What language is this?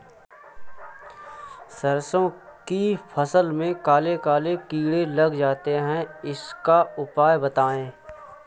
Hindi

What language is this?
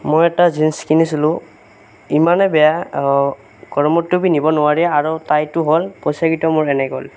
Assamese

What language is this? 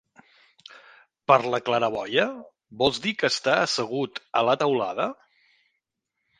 Catalan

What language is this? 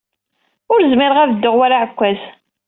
Kabyle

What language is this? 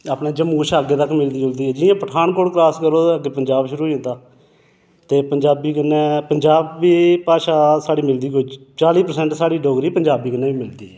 Dogri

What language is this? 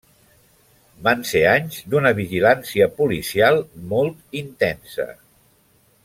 Catalan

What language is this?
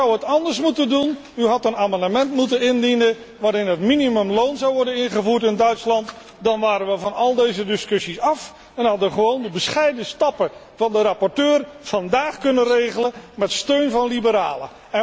Dutch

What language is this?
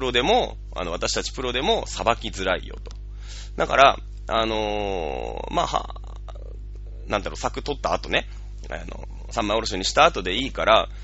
Japanese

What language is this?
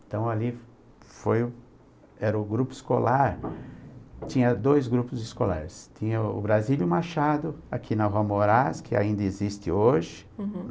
Portuguese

